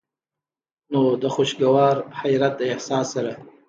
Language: Pashto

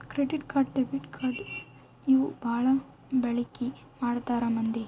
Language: Kannada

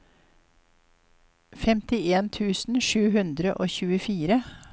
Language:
Norwegian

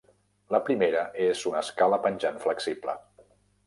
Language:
Catalan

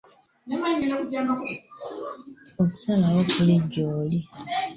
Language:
Ganda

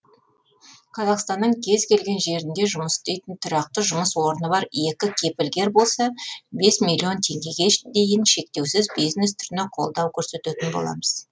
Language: Kazakh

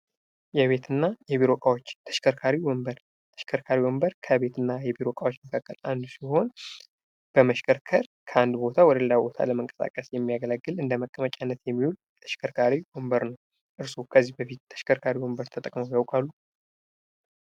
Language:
Amharic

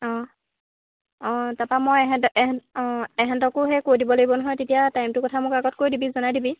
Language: Assamese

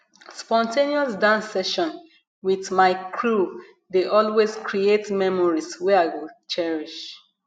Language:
Nigerian Pidgin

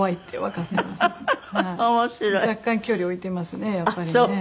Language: Japanese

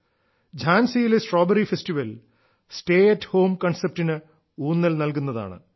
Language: Malayalam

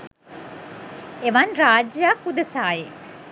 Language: Sinhala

